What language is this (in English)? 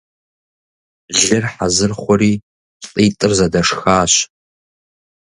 Kabardian